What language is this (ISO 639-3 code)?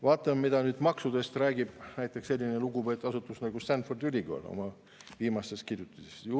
est